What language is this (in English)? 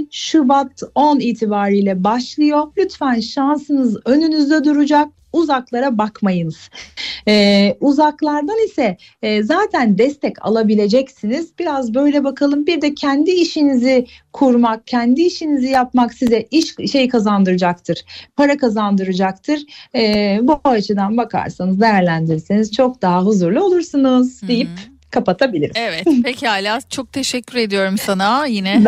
Turkish